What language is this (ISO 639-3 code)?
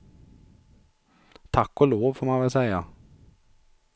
swe